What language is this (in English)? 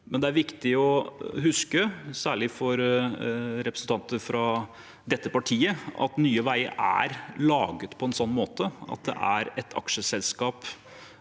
Norwegian